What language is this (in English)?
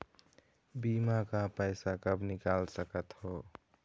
Chhattisgarhi